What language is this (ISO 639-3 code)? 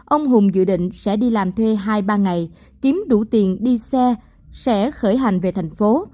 vie